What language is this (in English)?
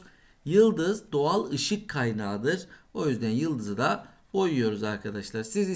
Turkish